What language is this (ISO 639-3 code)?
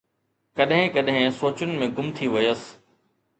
snd